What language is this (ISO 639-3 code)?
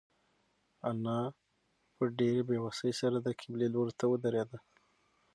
pus